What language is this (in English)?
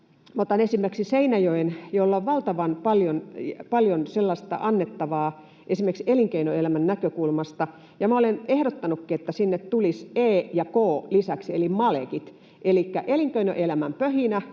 Finnish